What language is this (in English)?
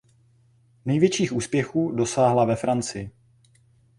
Czech